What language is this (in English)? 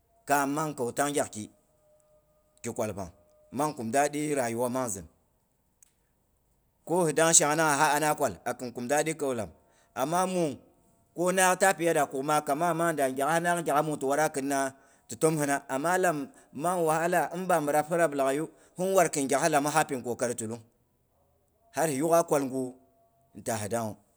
Boghom